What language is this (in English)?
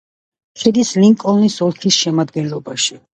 Georgian